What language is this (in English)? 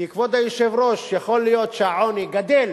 Hebrew